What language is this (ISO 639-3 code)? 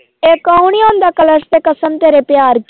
pan